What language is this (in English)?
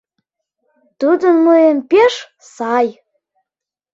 Mari